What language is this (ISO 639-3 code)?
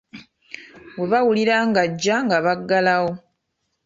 lug